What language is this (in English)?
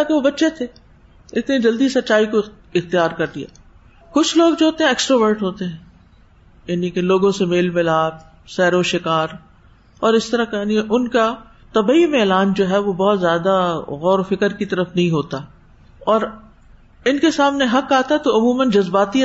Urdu